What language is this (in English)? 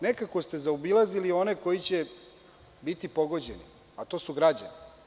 Serbian